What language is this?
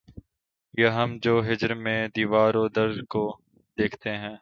Urdu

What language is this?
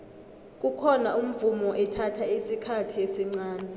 South Ndebele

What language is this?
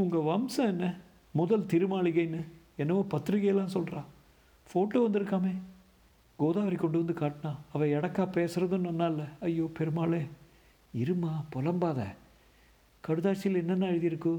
Tamil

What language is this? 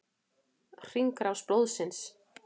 Icelandic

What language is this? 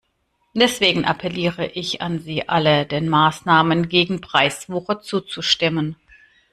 German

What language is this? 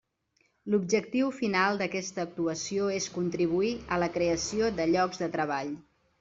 Catalan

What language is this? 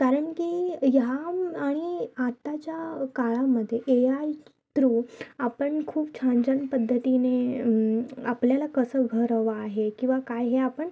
Marathi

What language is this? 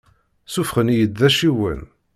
Kabyle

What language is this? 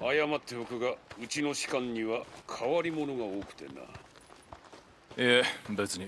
Japanese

